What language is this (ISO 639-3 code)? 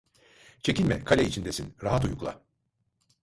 tur